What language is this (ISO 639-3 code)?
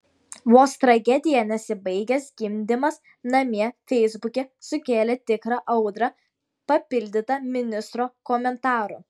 lit